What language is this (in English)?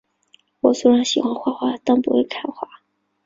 Chinese